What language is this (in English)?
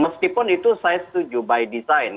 Indonesian